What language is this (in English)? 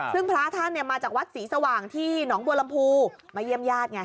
Thai